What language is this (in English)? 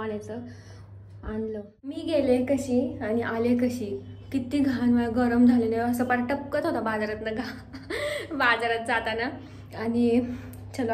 Marathi